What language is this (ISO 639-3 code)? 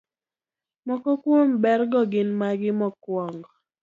luo